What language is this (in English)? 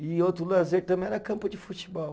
Portuguese